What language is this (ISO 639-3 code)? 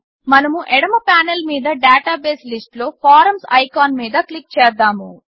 tel